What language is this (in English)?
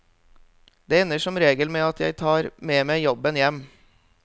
Norwegian